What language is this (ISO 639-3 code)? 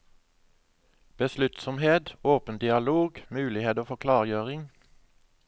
nor